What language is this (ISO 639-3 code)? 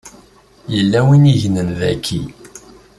kab